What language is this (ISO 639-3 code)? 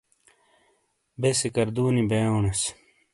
scl